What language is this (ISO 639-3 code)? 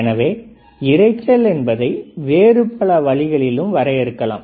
tam